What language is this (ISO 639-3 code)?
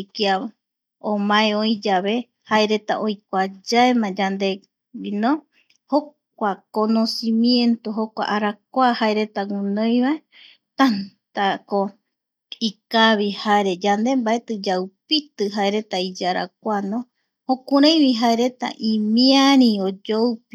gui